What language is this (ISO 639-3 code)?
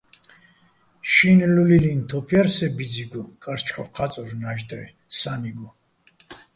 bbl